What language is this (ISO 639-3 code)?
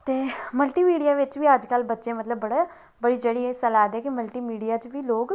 doi